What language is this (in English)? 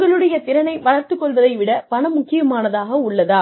Tamil